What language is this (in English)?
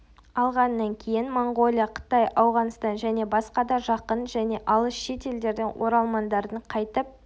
Kazakh